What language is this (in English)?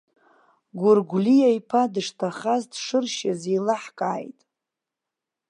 Abkhazian